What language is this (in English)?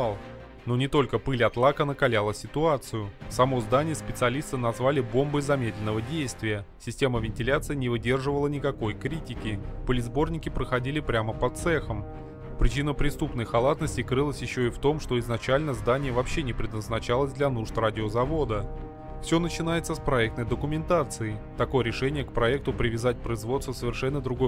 Russian